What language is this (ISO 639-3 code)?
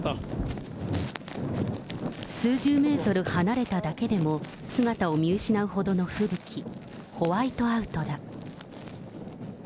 jpn